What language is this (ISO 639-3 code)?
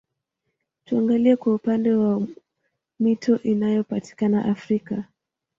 swa